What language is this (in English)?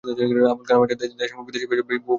Bangla